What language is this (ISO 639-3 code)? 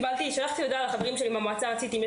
heb